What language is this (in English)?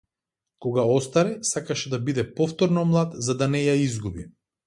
Macedonian